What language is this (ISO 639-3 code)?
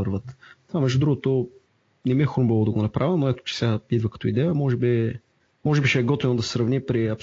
bul